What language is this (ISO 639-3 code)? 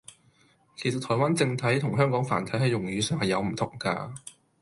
yue